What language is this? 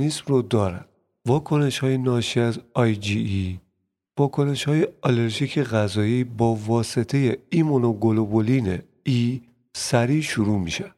Persian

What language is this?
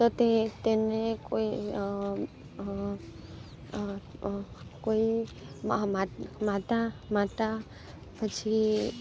Gujarati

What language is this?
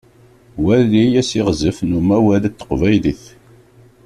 Kabyle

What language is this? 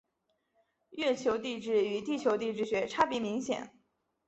Chinese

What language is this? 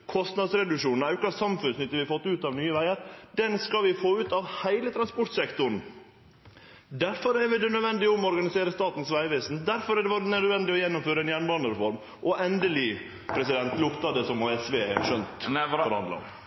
Norwegian Nynorsk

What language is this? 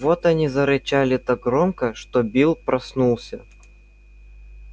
Russian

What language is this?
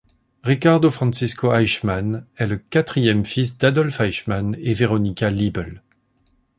French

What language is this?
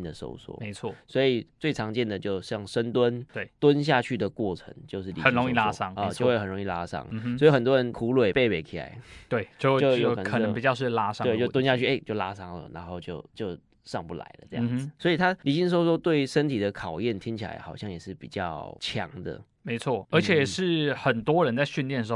Chinese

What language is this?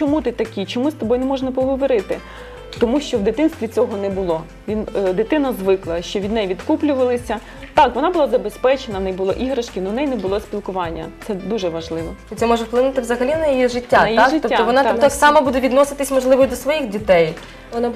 Ukrainian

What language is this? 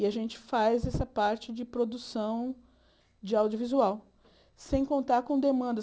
Portuguese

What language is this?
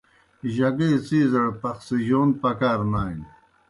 Kohistani Shina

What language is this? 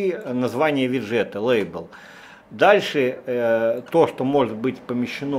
Russian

